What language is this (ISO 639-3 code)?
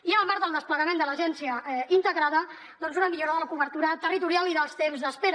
cat